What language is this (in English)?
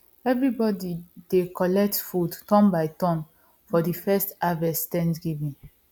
Nigerian Pidgin